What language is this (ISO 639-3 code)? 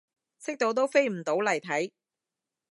yue